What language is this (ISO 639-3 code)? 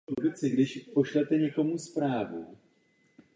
ces